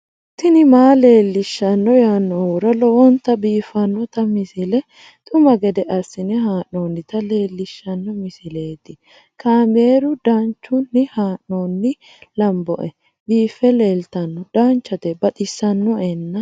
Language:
Sidamo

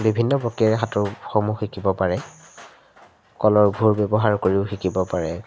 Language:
Assamese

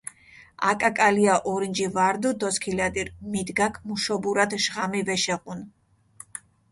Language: Mingrelian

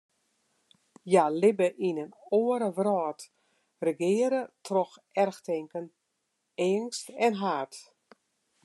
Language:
Western Frisian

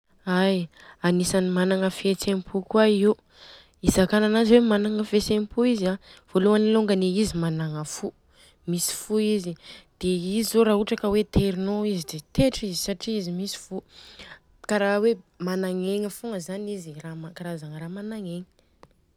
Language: Southern Betsimisaraka Malagasy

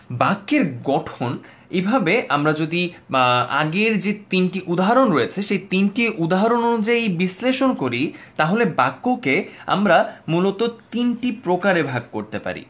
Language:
Bangla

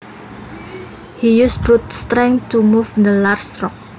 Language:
Javanese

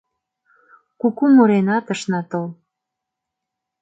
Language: Mari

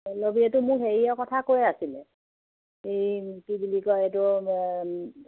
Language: Assamese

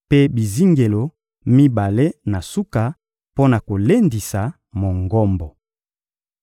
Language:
Lingala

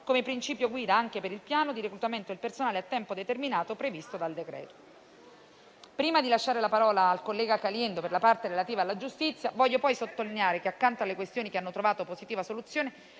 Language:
Italian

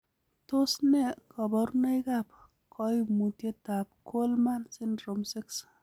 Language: Kalenjin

